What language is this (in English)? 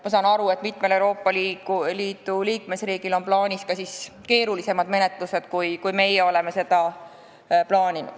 Estonian